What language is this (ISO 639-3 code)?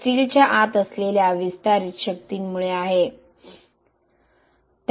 mar